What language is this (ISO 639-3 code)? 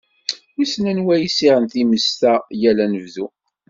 kab